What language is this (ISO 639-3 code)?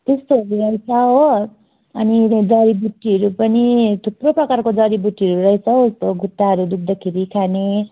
nep